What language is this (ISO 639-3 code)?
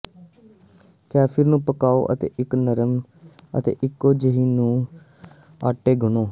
pan